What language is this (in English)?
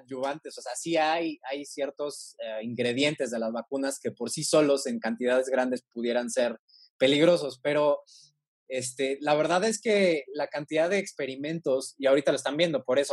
Spanish